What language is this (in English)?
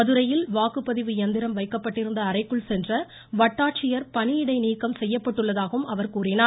Tamil